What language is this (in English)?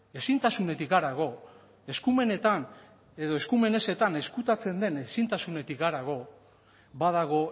Basque